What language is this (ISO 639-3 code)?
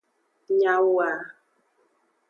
ajg